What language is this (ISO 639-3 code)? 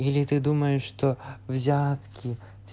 rus